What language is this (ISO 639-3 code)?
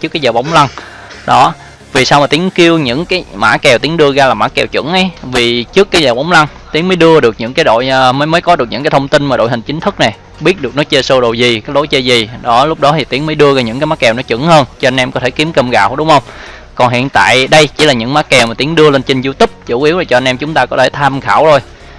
vie